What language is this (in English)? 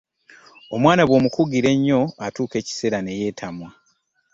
Ganda